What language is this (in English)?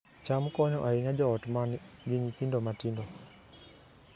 Luo (Kenya and Tanzania)